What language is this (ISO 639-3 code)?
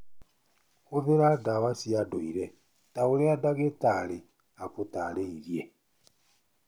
kik